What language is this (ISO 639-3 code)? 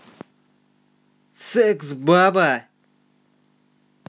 rus